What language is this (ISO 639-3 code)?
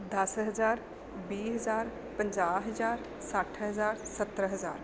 pan